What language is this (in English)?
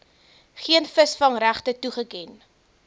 Afrikaans